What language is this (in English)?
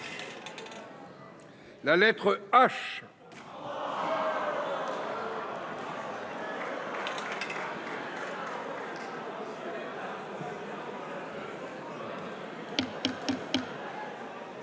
French